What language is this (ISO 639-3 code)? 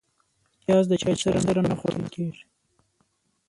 pus